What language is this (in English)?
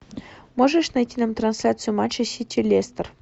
Russian